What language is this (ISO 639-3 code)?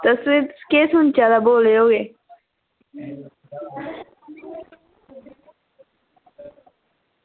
doi